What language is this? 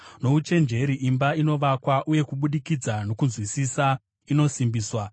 Shona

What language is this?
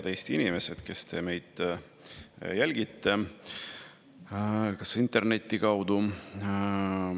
Estonian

